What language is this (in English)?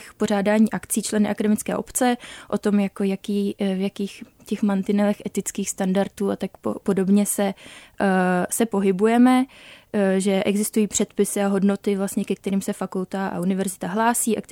Czech